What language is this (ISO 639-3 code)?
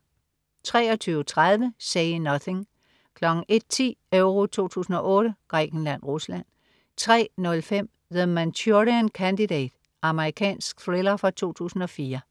dan